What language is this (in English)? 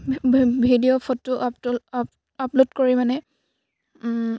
Assamese